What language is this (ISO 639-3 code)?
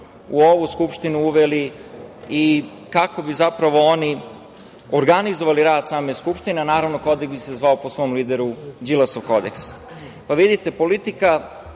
srp